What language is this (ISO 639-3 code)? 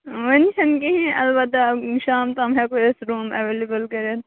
kas